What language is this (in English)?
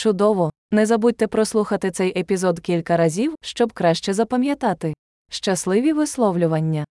Ukrainian